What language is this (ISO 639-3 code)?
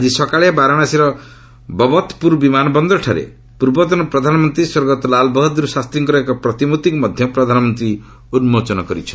ori